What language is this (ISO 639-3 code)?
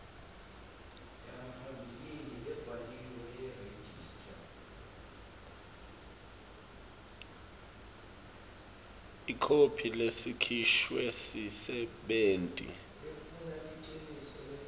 ssw